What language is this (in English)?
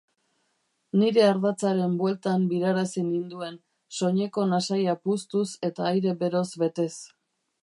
Basque